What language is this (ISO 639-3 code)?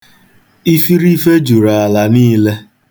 ibo